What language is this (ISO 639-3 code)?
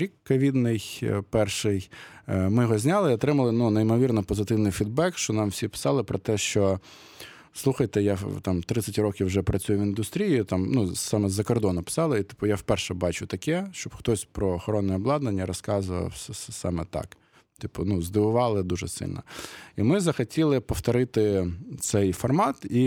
ukr